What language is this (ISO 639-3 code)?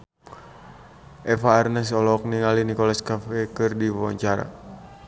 sun